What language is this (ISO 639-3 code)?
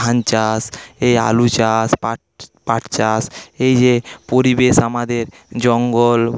ben